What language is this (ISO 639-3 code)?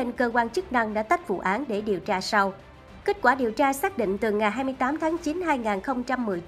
vie